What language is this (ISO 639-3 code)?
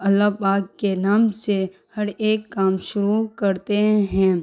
urd